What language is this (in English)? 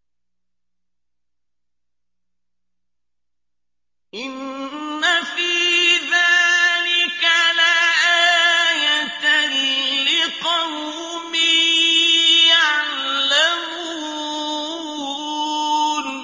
Arabic